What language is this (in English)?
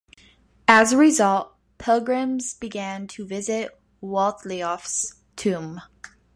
English